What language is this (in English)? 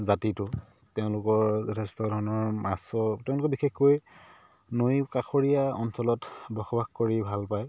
Assamese